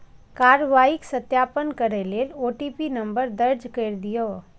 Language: Maithili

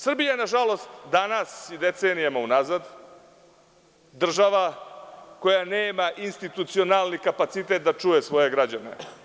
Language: Serbian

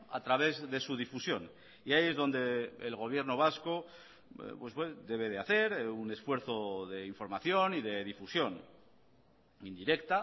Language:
Spanish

